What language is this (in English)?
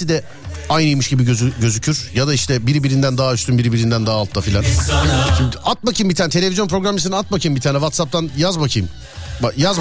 Turkish